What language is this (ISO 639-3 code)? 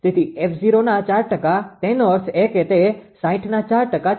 guj